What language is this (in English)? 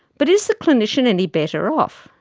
English